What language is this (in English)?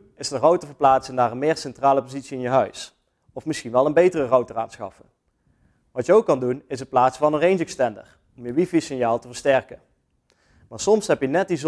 Dutch